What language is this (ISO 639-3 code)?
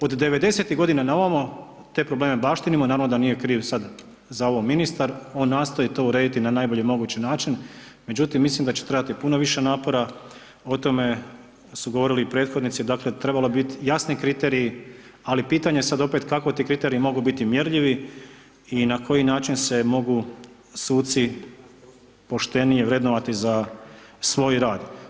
hrv